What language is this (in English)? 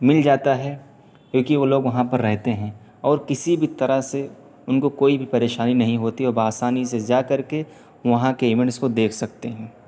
Urdu